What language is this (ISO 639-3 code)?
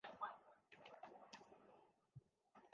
urd